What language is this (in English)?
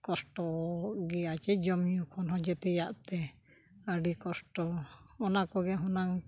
Santali